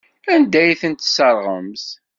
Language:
Kabyle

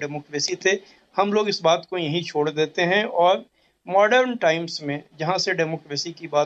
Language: Hindi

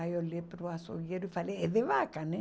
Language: Portuguese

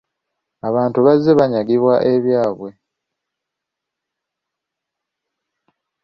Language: Ganda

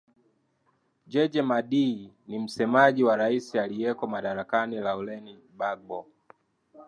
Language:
Swahili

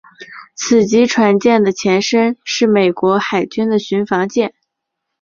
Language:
Chinese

